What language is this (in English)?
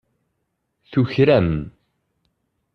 Kabyle